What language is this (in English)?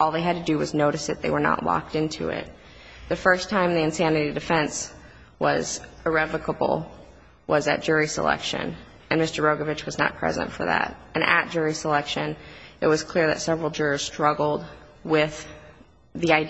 English